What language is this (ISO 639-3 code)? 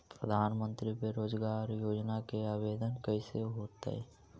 mag